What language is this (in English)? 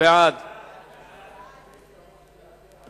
Hebrew